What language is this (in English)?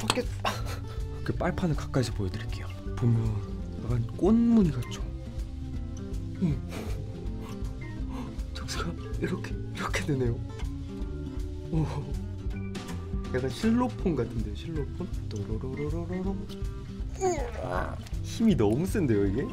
Korean